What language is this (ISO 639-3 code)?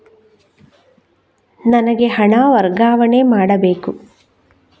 kan